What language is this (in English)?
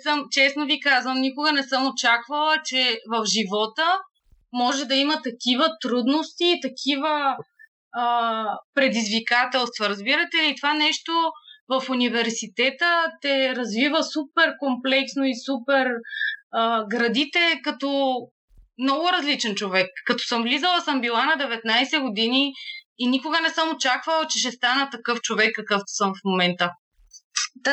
Bulgarian